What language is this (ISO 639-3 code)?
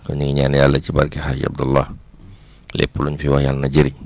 wol